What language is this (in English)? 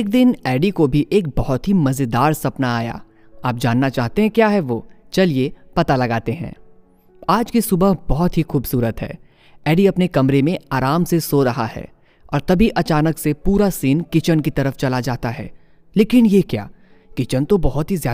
Hindi